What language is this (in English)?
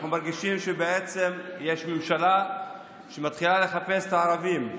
Hebrew